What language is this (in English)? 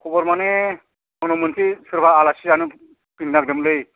Bodo